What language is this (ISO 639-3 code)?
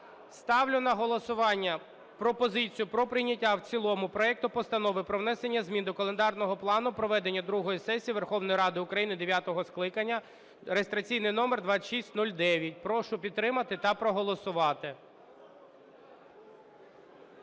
ukr